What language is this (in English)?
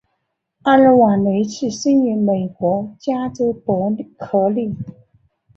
Chinese